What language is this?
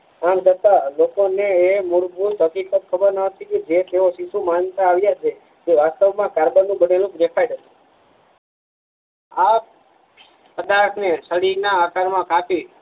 Gujarati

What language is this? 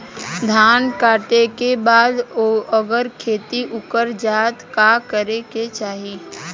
Bhojpuri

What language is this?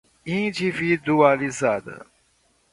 Portuguese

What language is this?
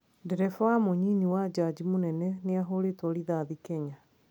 Kikuyu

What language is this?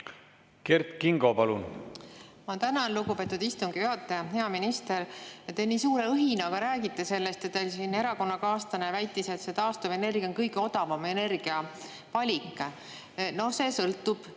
Estonian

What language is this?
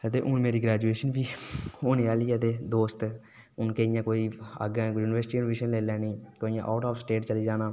Dogri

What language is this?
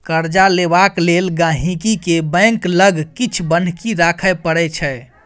Maithili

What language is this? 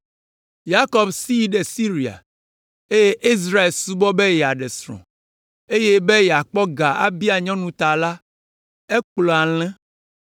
Ewe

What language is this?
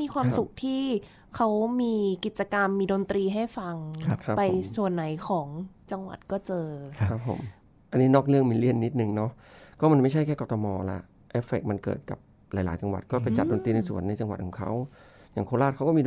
Thai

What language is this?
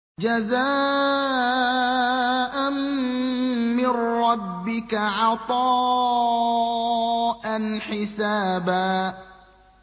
Arabic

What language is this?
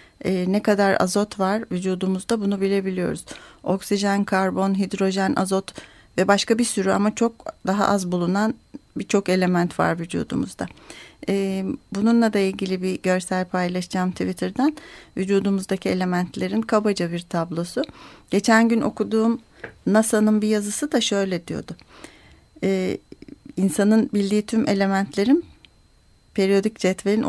Turkish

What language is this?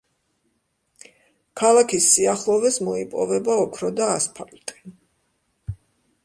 Georgian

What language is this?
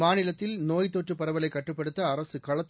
Tamil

